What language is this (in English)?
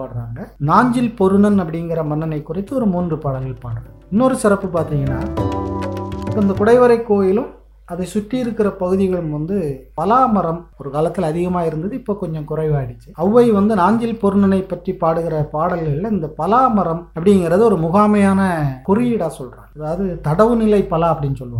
Tamil